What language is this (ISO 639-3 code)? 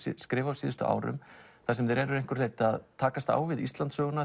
isl